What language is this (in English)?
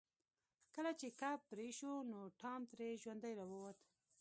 Pashto